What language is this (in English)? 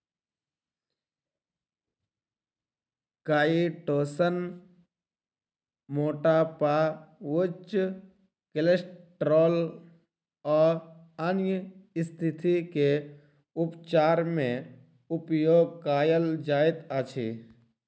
Maithili